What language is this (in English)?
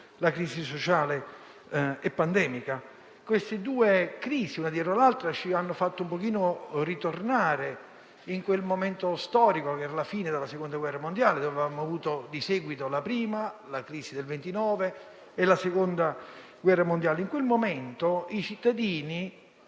Italian